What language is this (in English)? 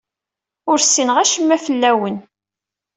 Kabyle